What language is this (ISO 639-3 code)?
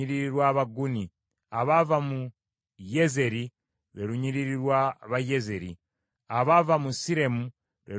lug